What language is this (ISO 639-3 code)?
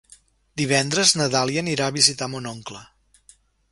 cat